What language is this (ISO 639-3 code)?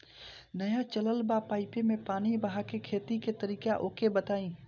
bho